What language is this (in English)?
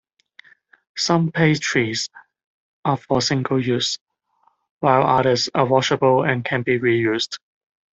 English